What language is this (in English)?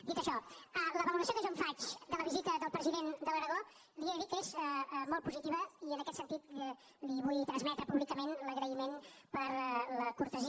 Catalan